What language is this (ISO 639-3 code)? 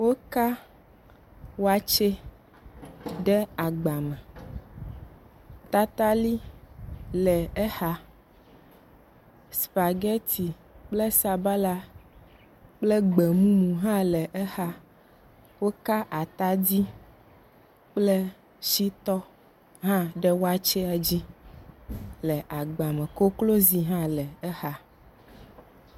ewe